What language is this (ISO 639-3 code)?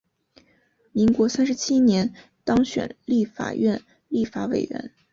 zho